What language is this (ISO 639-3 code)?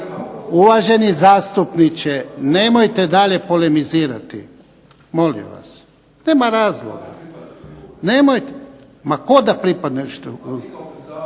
hrv